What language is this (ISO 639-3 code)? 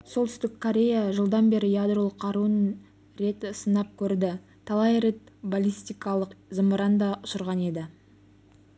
kaz